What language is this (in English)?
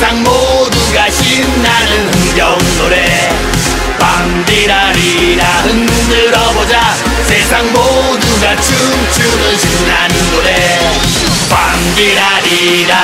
Korean